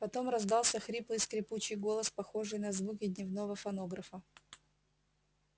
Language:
Russian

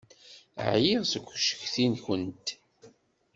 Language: Kabyle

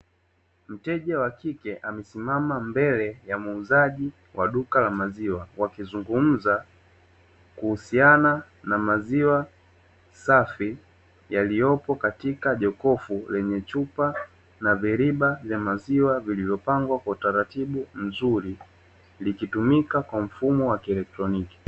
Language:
Swahili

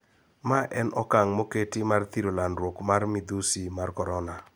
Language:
Luo (Kenya and Tanzania)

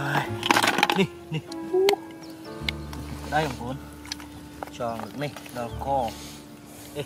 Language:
Vietnamese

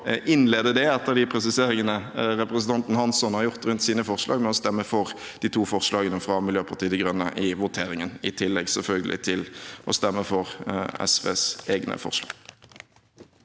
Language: Norwegian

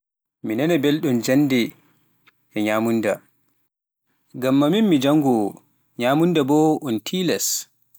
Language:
Pular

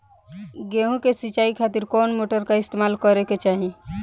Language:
Bhojpuri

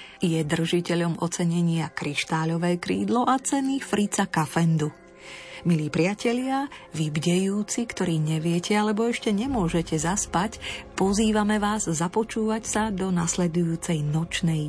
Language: Slovak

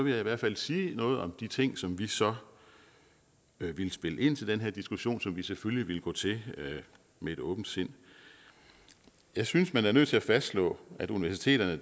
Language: Danish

